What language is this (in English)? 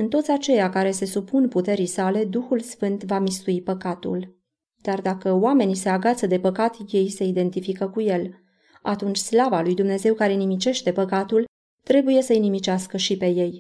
Romanian